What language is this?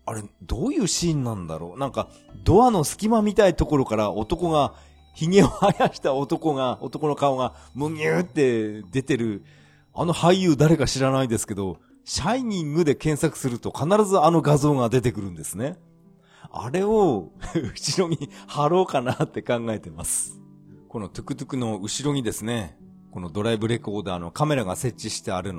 Japanese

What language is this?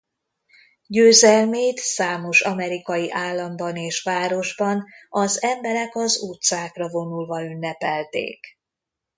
Hungarian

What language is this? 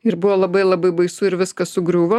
Lithuanian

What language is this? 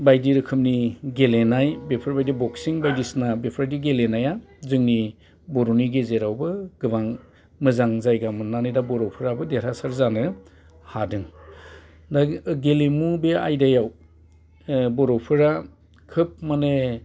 Bodo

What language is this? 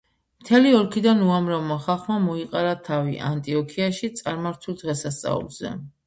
Georgian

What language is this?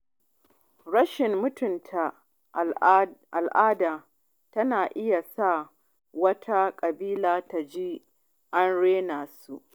Hausa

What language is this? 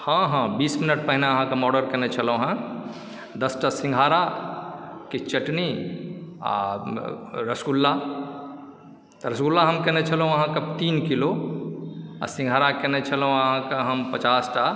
Maithili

